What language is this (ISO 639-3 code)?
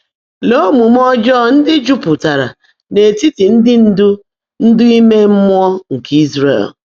ibo